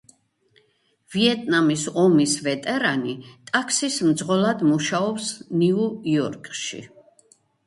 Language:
Georgian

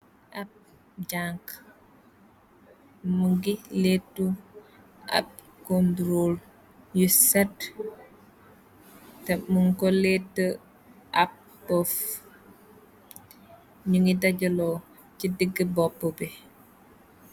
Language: Wolof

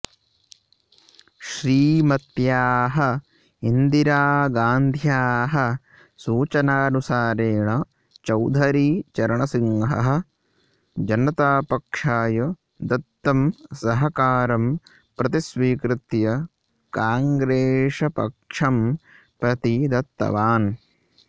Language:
Sanskrit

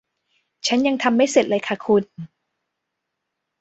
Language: Thai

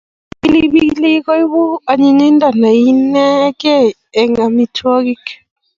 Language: Kalenjin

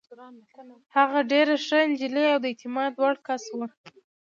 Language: Pashto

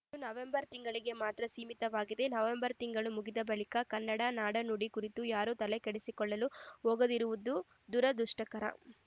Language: Kannada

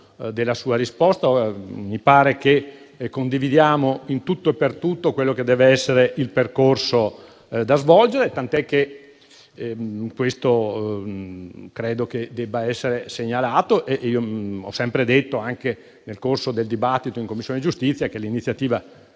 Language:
Italian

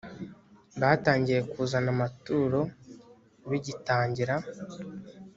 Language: Kinyarwanda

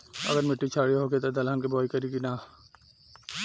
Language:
Bhojpuri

